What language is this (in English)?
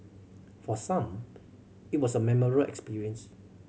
English